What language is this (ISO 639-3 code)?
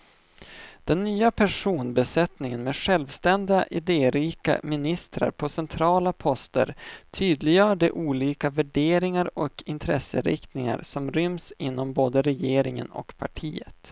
swe